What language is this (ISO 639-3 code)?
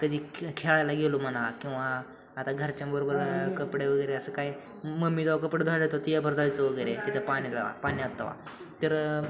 mar